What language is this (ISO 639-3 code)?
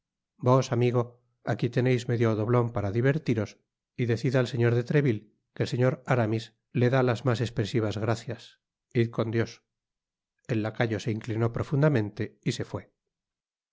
spa